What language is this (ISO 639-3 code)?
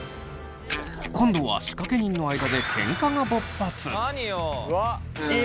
jpn